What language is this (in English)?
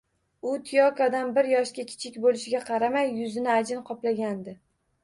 Uzbek